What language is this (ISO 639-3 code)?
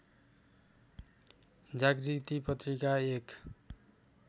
nep